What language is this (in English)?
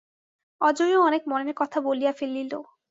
Bangla